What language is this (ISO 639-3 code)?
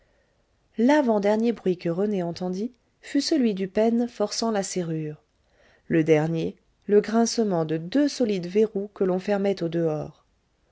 fra